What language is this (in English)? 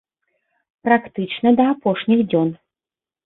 Belarusian